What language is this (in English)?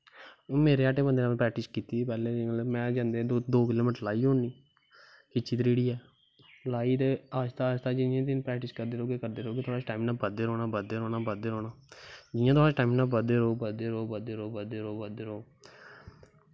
Dogri